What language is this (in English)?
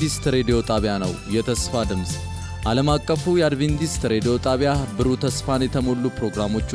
Amharic